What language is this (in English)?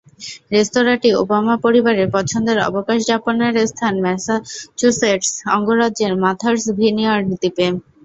Bangla